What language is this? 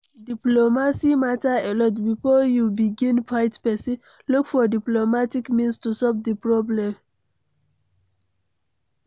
Nigerian Pidgin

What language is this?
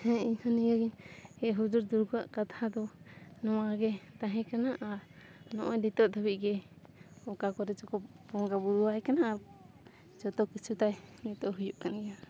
Santali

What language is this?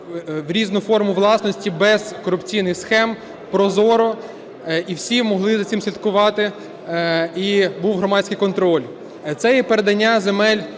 Ukrainian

